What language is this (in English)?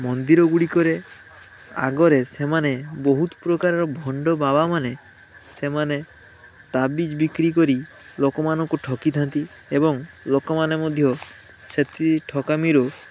Odia